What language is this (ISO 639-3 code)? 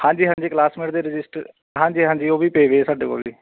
pan